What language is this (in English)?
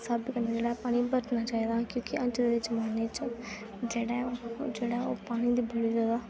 Dogri